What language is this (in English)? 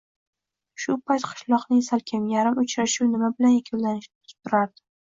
Uzbek